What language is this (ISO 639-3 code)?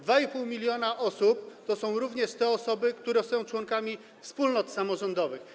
pol